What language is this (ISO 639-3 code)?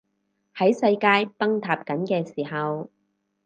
yue